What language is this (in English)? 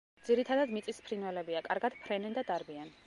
Georgian